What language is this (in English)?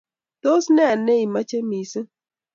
Kalenjin